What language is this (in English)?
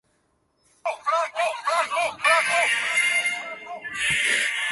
Basque